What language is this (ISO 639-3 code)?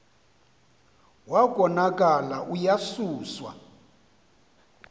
xho